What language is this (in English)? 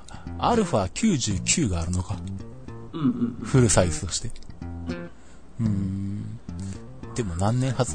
Japanese